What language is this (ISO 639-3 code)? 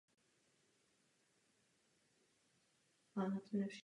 ces